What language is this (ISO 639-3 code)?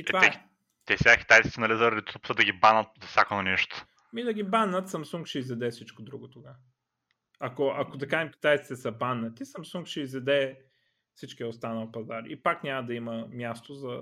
bul